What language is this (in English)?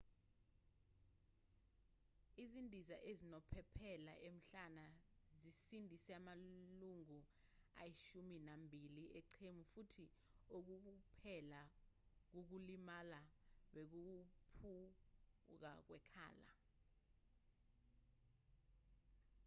Zulu